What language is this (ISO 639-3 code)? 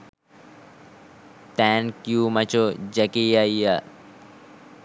sin